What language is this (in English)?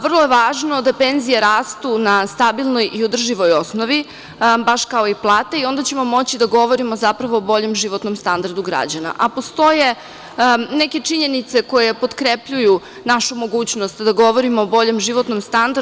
Serbian